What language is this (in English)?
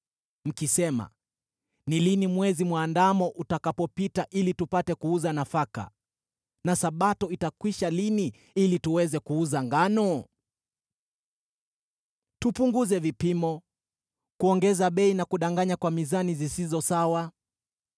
Swahili